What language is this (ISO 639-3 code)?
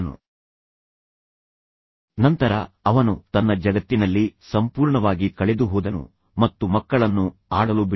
kan